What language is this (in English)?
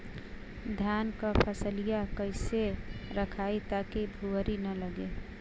Bhojpuri